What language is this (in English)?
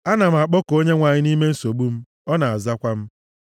Igbo